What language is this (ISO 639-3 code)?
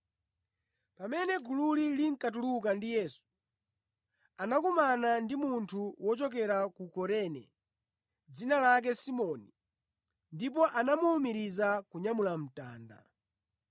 nya